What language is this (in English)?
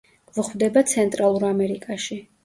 Georgian